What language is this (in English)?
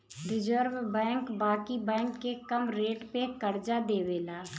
Bhojpuri